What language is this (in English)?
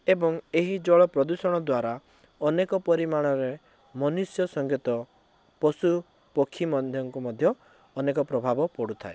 Odia